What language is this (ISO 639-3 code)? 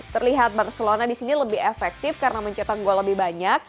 ind